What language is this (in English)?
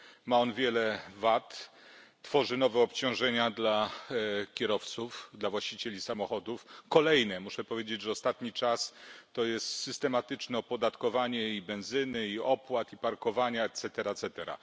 Polish